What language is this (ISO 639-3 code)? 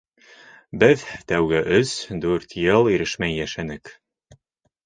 bak